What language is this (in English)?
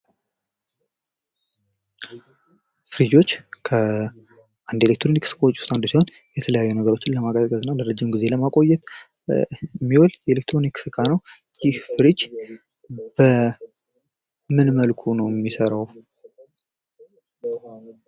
Amharic